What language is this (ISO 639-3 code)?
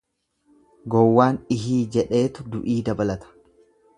orm